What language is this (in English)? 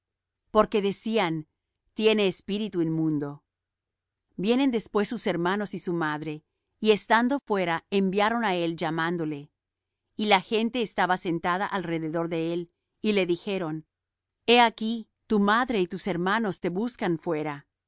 Spanish